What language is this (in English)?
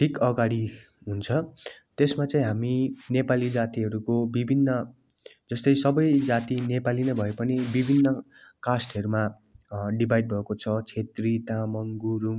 Nepali